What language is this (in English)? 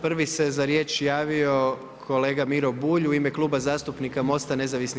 Croatian